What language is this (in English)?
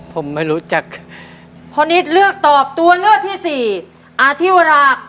Thai